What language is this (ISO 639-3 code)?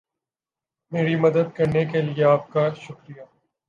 urd